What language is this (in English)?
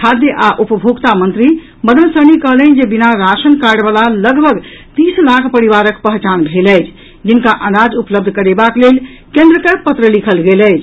Maithili